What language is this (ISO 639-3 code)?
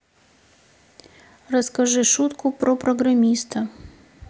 rus